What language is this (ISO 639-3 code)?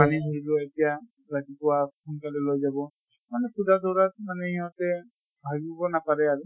asm